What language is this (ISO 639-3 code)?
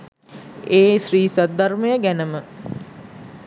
sin